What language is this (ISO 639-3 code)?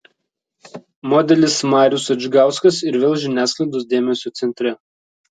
lit